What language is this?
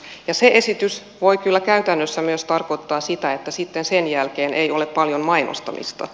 Finnish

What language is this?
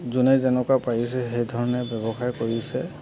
Assamese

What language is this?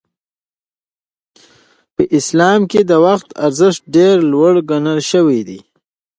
Pashto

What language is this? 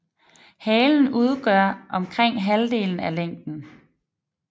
Danish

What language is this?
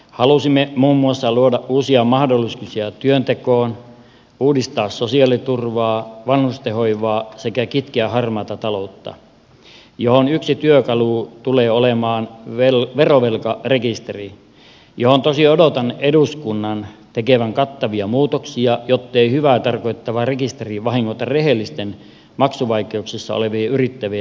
Finnish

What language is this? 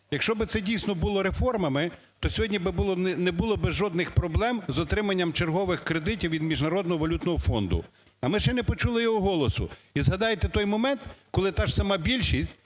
Ukrainian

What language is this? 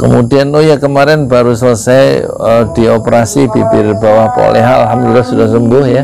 Indonesian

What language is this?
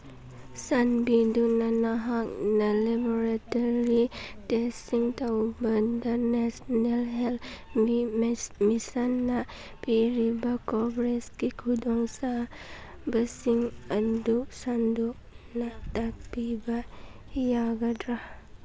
Manipuri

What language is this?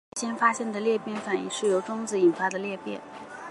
Chinese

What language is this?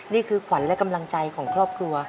Thai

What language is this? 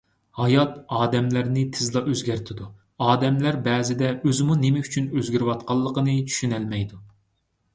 Uyghur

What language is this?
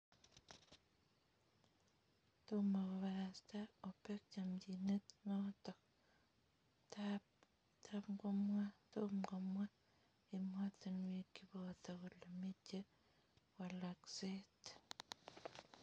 Kalenjin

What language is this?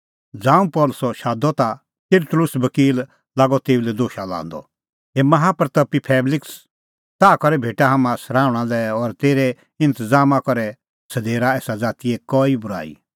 Kullu Pahari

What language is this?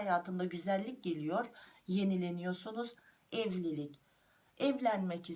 Turkish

